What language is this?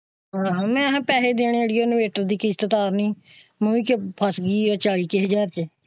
Punjabi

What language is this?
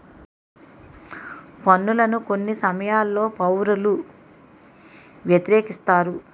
Telugu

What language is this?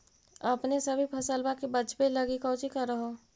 Magahi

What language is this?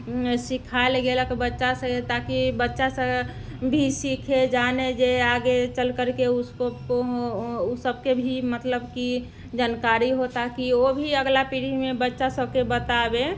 Maithili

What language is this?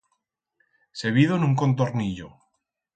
Aragonese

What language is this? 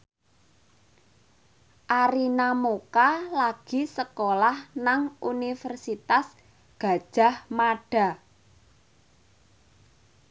Javanese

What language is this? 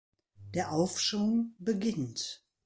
German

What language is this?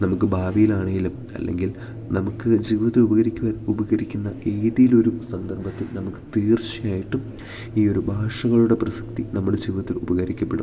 Malayalam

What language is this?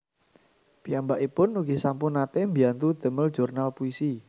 Javanese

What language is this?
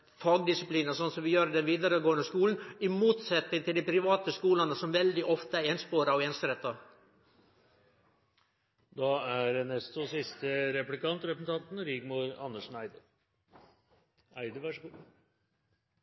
Norwegian Nynorsk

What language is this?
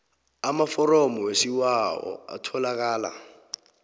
South Ndebele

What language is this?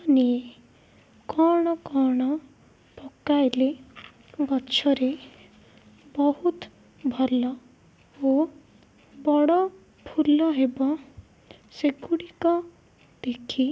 Odia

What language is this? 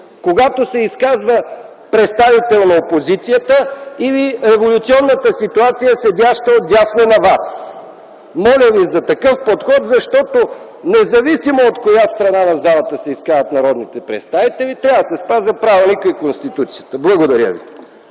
Bulgarian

